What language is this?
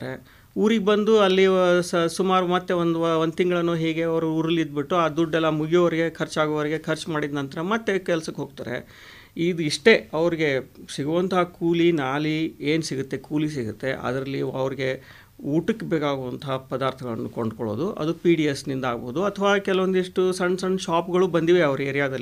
Hindi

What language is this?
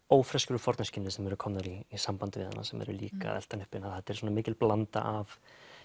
Icelandic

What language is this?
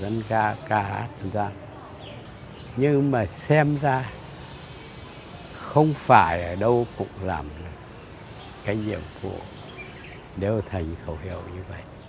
Vietnamese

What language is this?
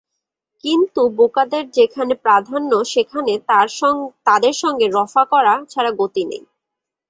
Bangla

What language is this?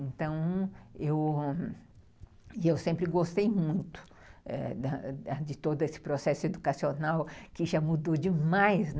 Portuguese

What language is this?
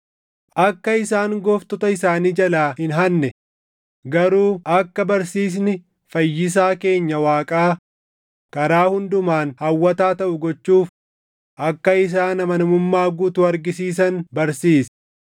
Oromo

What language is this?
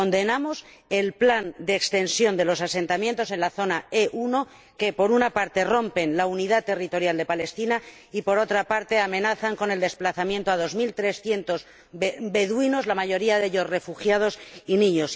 Spanish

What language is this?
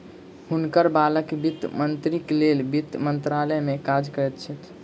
Maithili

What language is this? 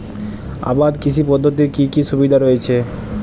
Bangla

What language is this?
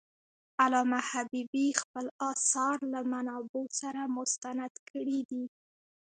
Pashto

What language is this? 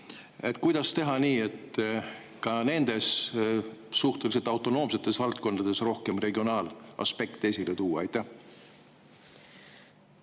Estonian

